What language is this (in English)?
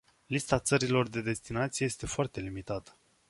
Romanian